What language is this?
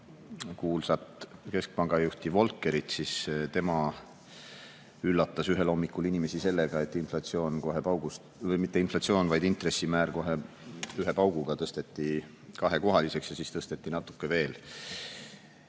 Estonian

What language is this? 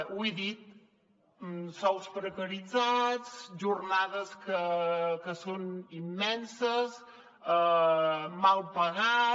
Catalan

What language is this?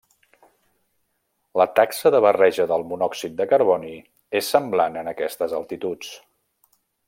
Catalan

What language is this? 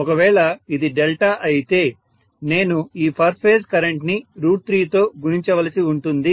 Telugu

